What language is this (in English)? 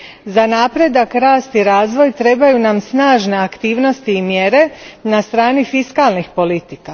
Croatian